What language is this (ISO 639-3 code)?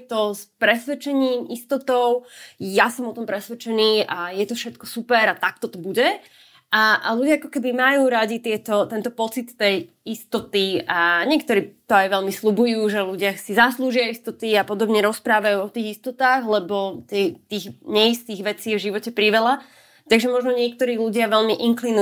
slk